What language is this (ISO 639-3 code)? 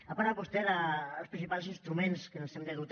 cat